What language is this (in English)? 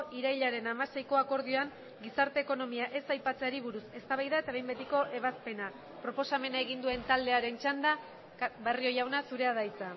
Basque